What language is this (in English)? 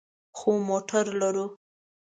Pashto